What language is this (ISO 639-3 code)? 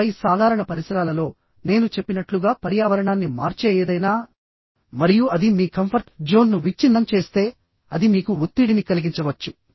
tel